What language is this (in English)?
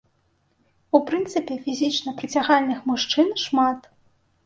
Belarusian